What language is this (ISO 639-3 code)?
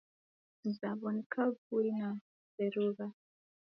dav